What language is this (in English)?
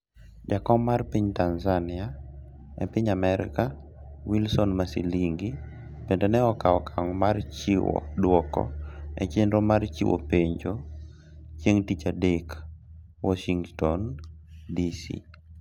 Luo (Kenya and Tanzania)